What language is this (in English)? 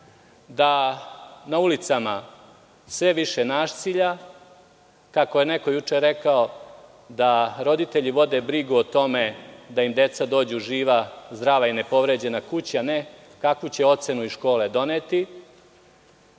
Serbian